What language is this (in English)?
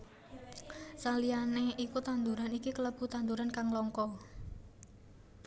Javanese